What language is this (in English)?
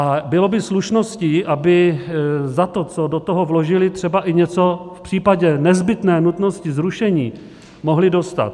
Czech